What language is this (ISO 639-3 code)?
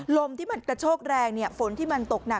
tha